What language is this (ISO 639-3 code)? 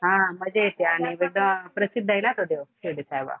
mar